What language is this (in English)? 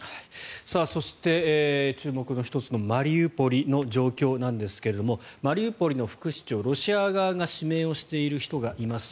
Japanese